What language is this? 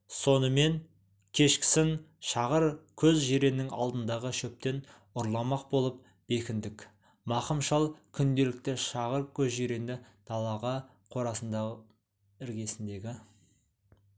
Kazakh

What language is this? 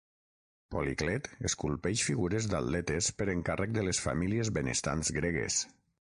Catalan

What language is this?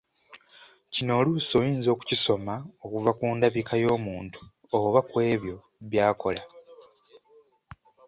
Ganda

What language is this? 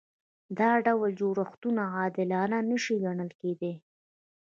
Pashto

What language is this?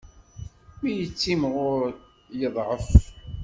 Kabyle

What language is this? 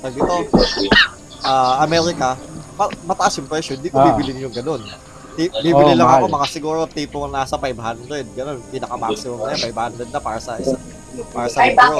Filipino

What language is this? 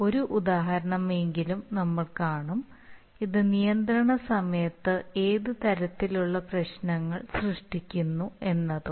Malayalam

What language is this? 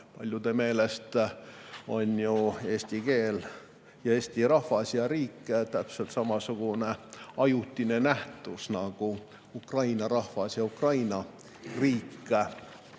Estonian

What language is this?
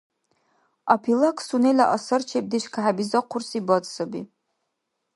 Dargwa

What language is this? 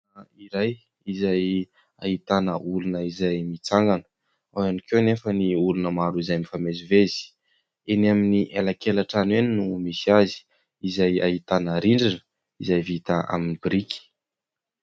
Malagasy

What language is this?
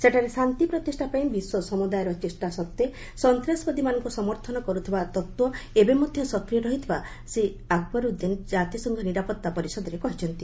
Odia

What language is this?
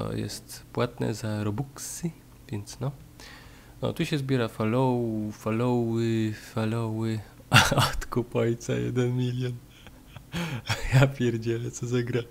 Polish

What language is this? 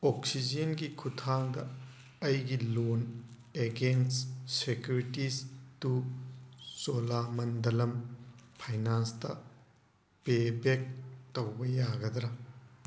Manipuri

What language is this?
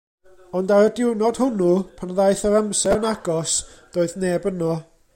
Welsh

